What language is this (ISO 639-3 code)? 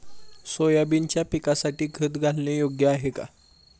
mar